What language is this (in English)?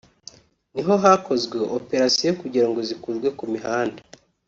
Kinyarwanda